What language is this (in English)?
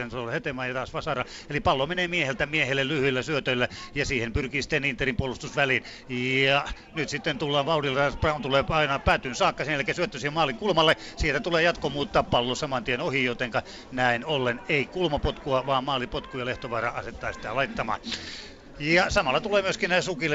Finnish